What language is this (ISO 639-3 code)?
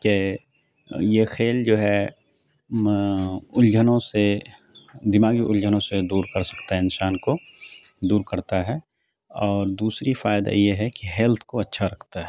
urd